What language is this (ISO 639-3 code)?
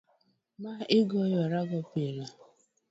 luo